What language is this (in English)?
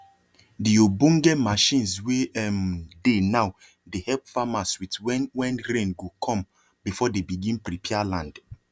Nigerian Pidgin